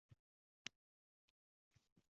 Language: Uzbek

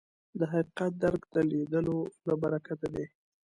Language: Pashto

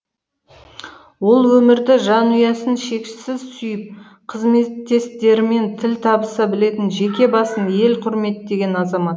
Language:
Kazakh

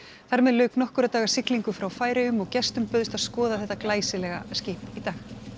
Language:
Icelandic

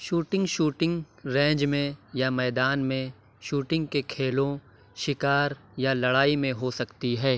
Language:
Urdu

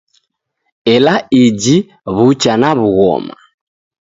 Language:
Taita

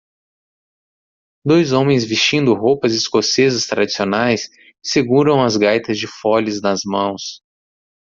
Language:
Portuguese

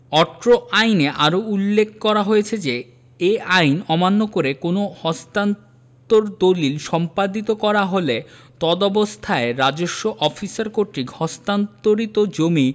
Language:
Bangla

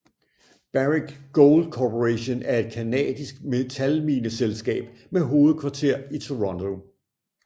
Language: Danish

